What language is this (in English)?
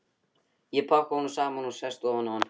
Icelandic